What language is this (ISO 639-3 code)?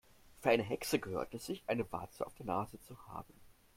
deu